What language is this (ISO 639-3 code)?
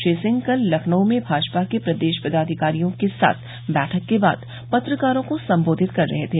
hin